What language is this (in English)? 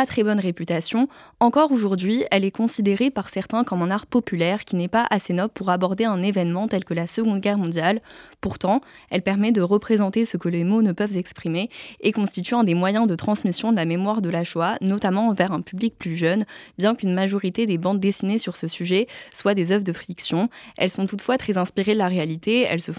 French